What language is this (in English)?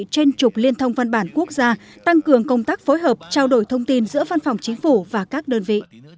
Vietnamese